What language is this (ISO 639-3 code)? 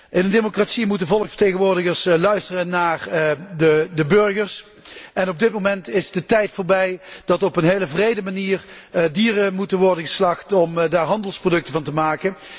nld